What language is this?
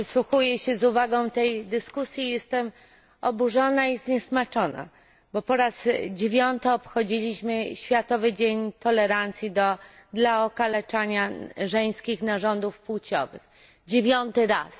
Polish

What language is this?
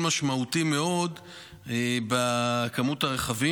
Hebrew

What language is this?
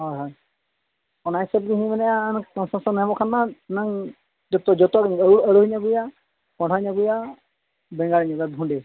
Santali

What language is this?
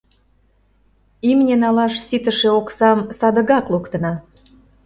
Mari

